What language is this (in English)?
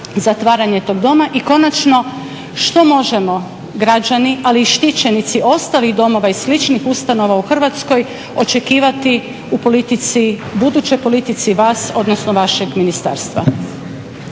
Croatian